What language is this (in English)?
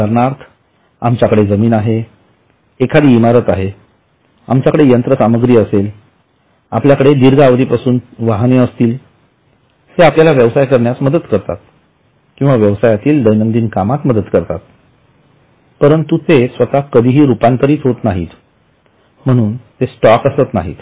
Marathi